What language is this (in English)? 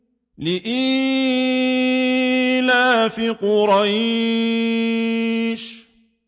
Arabic